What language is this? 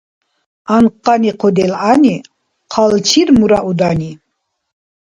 Dargwa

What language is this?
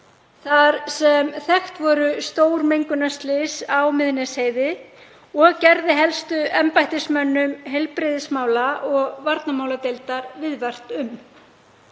Icelandic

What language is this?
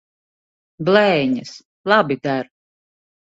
Latvian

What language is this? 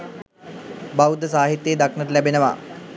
Sinhala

